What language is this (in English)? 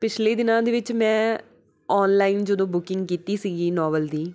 Punjabi